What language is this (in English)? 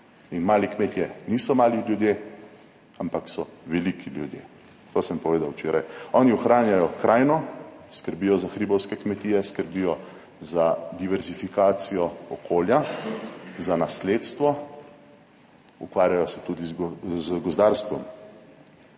Slovenian